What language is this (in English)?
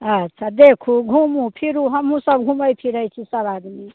Maithili